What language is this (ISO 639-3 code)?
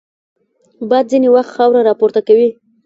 pus